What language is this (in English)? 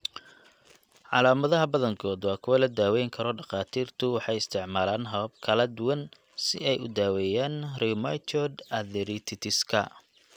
Somali